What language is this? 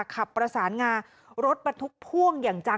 Thai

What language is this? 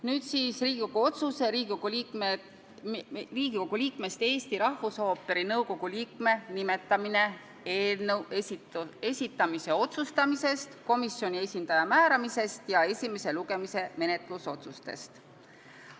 Estonian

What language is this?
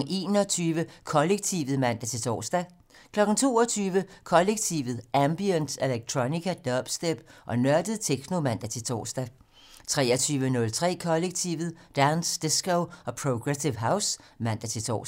Danish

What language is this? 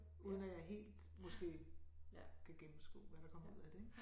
Danish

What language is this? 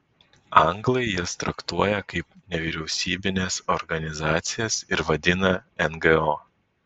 Lithuanian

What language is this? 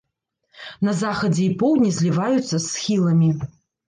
Belarusian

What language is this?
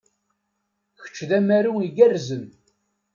Kabyle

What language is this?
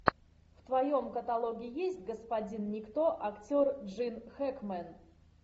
Russian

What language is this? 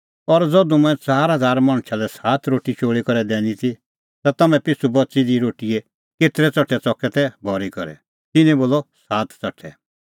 Kullu Pahari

